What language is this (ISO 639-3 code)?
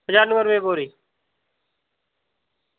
doi